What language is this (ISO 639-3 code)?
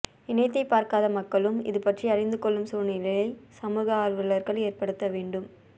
tam